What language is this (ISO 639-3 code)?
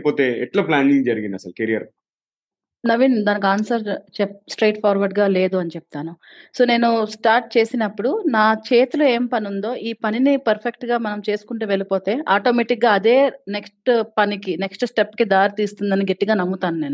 tel